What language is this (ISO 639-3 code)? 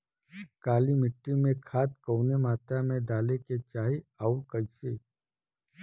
bho